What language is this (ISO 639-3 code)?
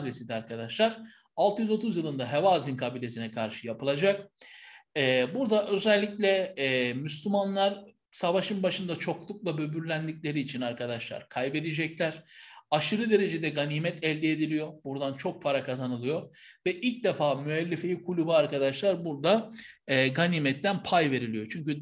tur